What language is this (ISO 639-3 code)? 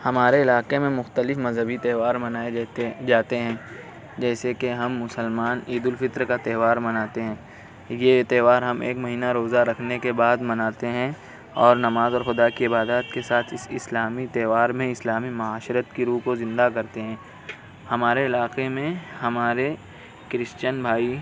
urd